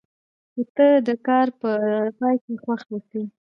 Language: Pashto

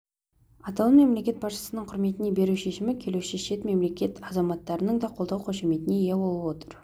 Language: Kazakh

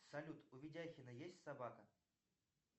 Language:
Russian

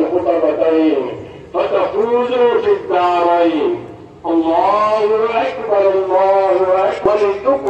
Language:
Arabic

